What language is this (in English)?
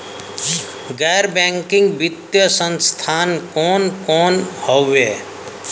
Bhojpuri